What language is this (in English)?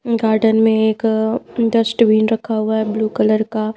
Hindi